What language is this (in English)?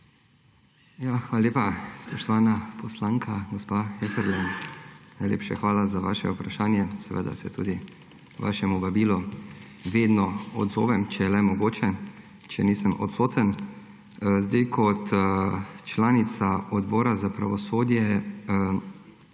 Slovenian